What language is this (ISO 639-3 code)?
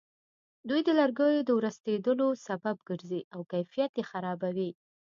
pus